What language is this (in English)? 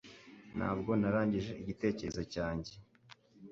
Kinyarwanda